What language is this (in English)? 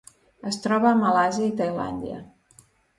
Catalan